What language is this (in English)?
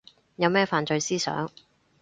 Cantonese